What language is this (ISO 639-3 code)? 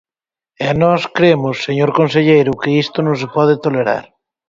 glg